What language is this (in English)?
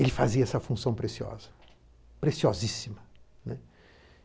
Portuguese